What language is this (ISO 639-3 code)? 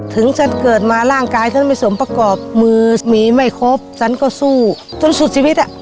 tha